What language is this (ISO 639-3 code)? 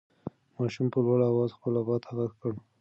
pus